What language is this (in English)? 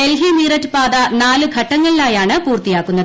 Malayalam